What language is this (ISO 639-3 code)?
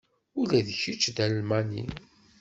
kab